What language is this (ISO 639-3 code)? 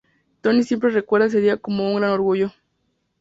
spa